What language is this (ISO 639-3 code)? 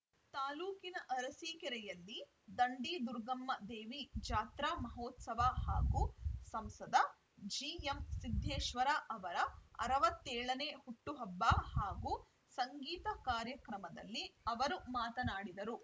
kan